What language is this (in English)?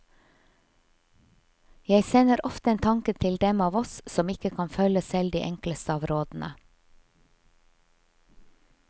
Norwegian